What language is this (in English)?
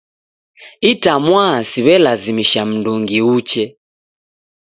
Taita